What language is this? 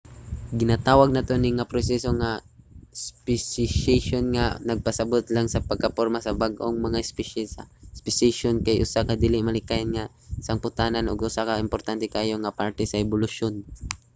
Cebuano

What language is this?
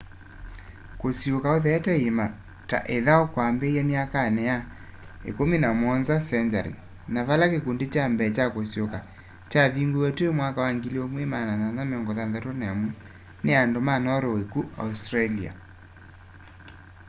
Kamba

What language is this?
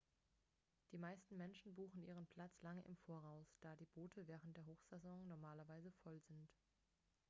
German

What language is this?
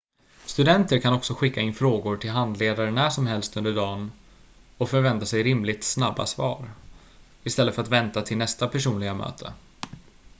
Swedish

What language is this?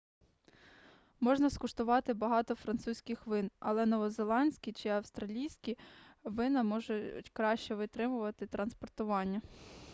Ukrainian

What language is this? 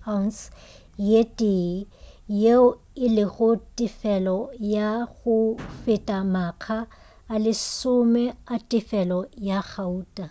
Northern Sotho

